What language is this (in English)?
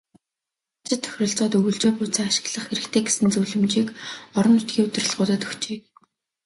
Mongolian